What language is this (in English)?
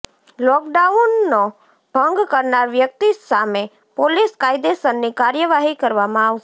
Gujarati